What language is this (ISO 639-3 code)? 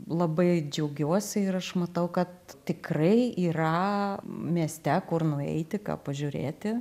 lit